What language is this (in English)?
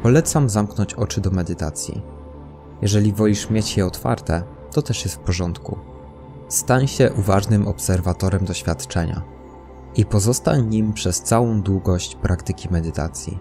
Polish